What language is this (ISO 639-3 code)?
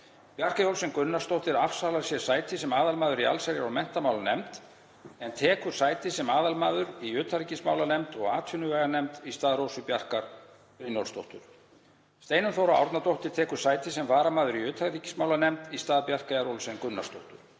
isl